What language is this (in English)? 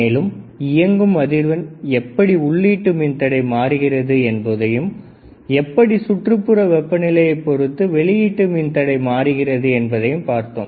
Tamil